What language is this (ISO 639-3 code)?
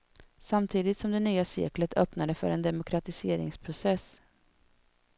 swe